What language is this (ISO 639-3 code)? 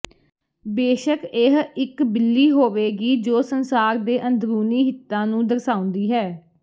pan